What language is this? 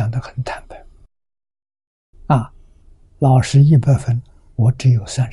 Chinese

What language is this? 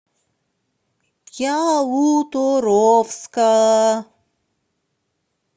Russian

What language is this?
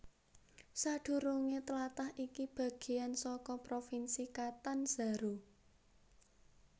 Javanese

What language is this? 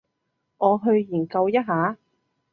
Cantonese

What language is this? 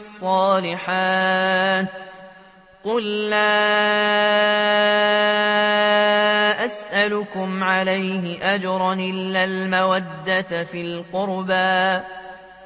Arabic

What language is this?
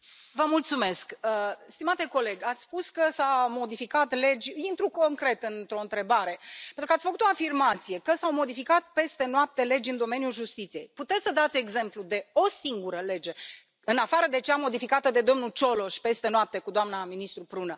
Romanian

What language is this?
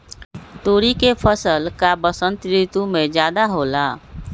Magahi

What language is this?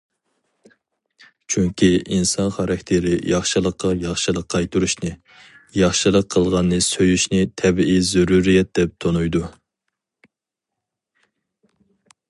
Uyghur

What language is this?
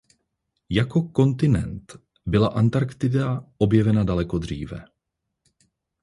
Czech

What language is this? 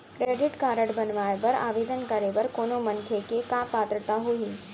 Chhattisgarhi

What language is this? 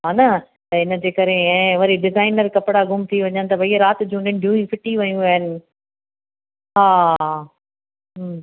Sindhi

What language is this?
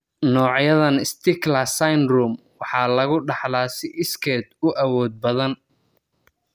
Somali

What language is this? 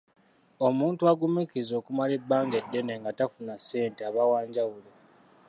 Ganda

